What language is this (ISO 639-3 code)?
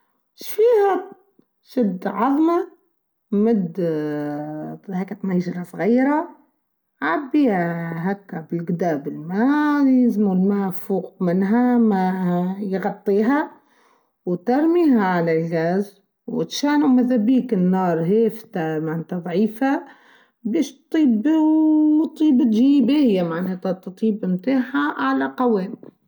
aeb